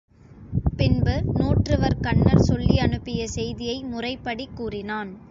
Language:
Tamil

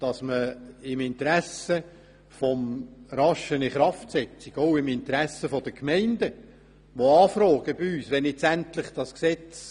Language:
Swiss German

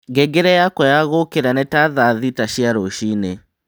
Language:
Kikuyu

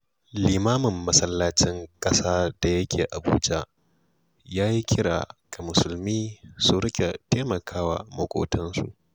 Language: Hausa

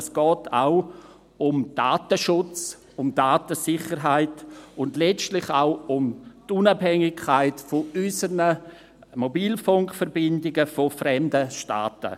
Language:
Swiss German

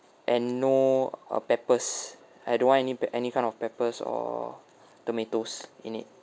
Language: English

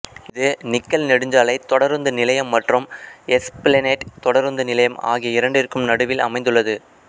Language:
Tamil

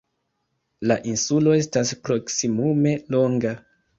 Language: Esperanto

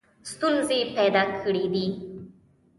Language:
Pashto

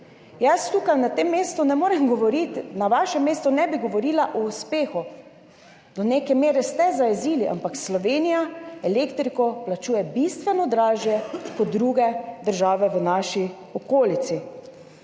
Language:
Slovenian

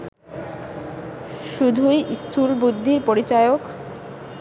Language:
Bangla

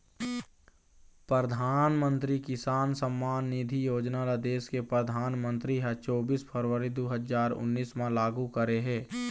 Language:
Chhattisgarhi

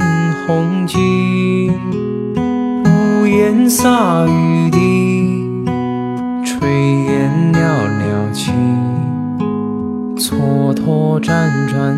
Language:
Chinese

